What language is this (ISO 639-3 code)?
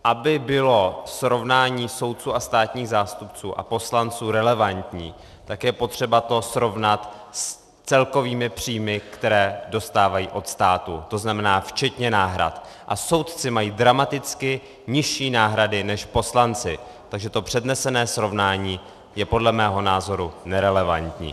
ces